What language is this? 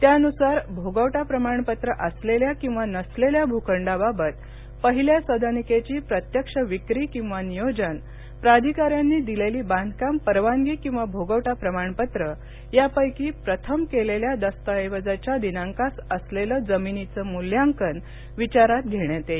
Marathi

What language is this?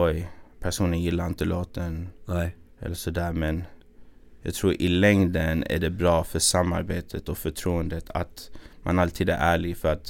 Swedish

